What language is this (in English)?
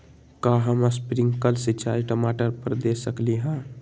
Magahi